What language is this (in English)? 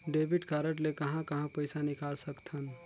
Chhattisgarhi